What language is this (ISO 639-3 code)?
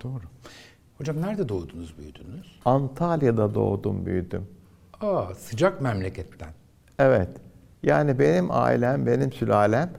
tur